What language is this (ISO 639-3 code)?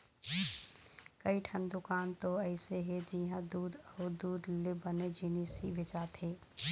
hne